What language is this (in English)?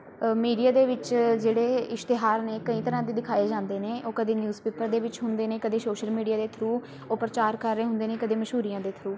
Punjabi